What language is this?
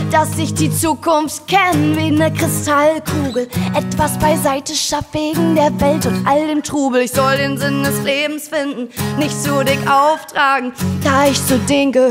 German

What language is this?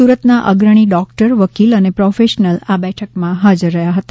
Gujarati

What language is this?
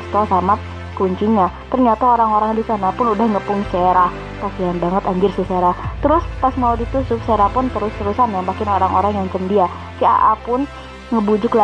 Indonesian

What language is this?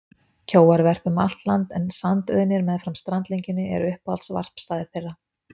Icelandic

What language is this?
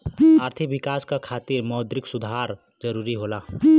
Bhojpuri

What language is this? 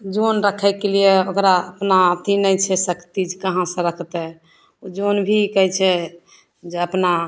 Maithili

